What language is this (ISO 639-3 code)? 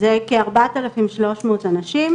heb